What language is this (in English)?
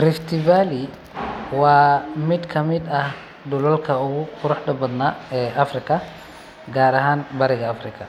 Somali